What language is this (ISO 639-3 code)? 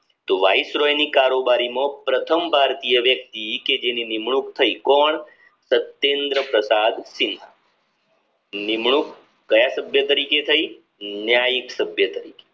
guj